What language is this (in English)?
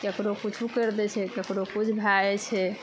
Maithili